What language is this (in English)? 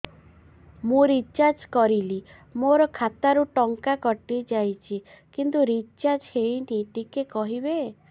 Odia